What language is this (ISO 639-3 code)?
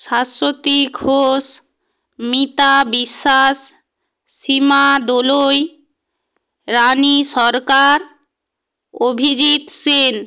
ben